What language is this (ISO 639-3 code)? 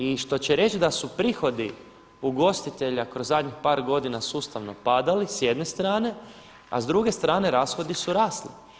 hrv